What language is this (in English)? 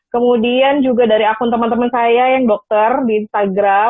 Indonesian